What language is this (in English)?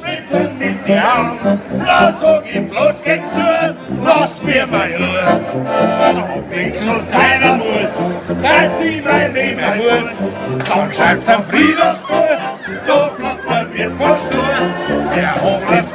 Czech